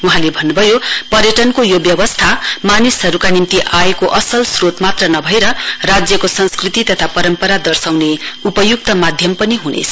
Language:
Nepali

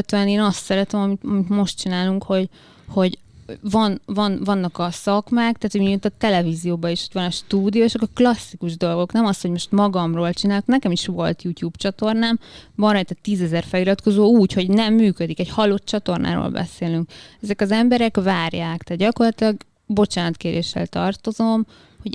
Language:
Hungarian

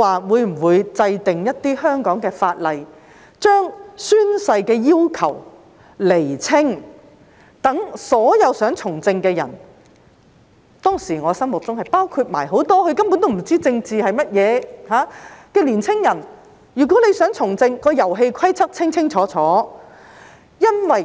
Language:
Cantonese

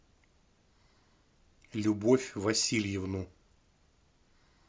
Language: Russian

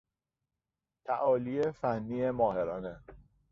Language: Persian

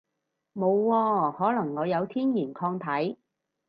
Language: Cantonese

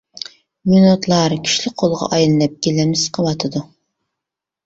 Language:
Uyghur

